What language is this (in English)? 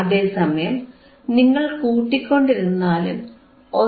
Malayalam